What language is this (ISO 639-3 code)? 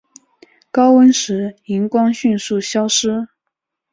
zho